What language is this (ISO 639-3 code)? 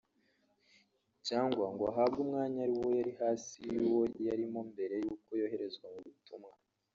kin